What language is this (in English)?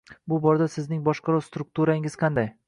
Uzbek